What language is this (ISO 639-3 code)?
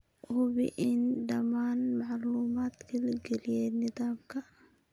som